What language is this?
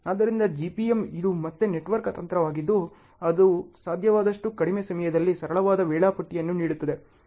Kannada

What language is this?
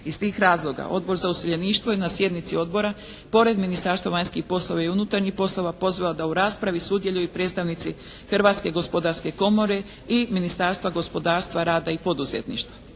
Croatian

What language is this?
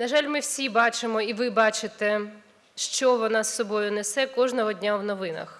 Ukrainian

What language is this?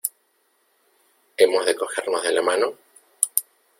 Spanish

